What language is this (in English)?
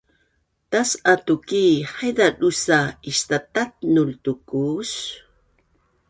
Bunun